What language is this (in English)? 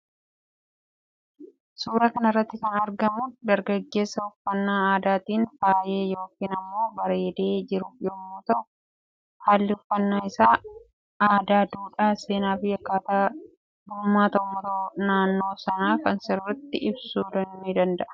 Oromo